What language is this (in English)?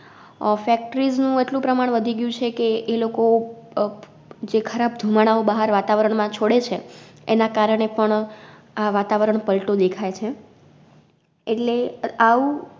Gujarati